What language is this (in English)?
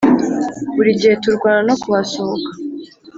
Kinyarwanda